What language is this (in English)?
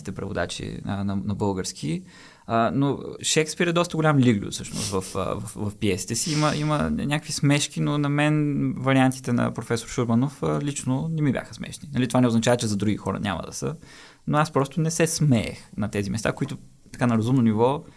Bulgarian